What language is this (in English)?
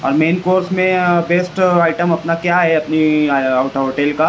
Urdu